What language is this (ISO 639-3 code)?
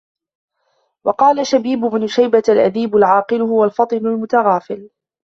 ara